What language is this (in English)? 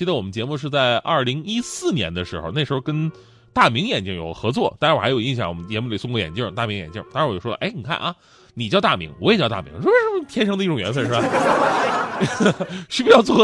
Chinese